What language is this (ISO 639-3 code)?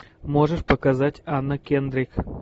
rus